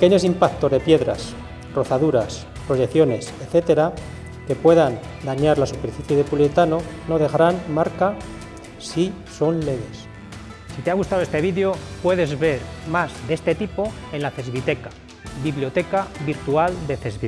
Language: Spanish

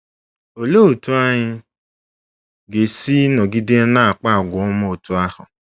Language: Igbo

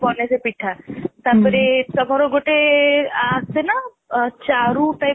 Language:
Odia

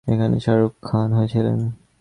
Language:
Bangla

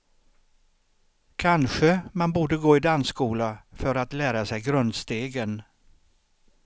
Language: Swedish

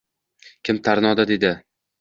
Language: Uzbek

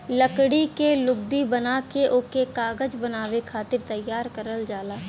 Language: Bhojpuri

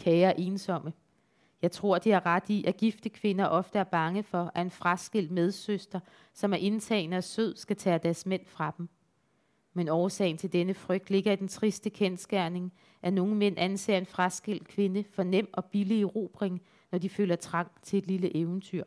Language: Danish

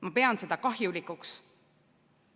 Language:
Estonian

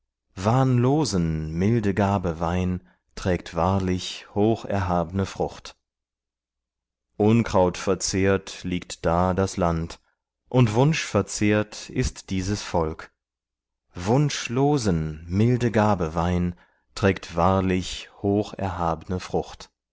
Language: German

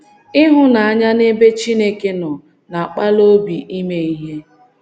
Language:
Igbo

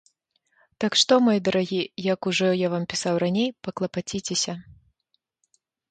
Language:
Belarusian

